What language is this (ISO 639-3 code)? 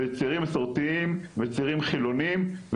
heb